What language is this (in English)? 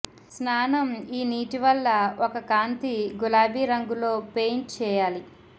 Telugu